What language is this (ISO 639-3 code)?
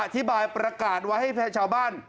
tha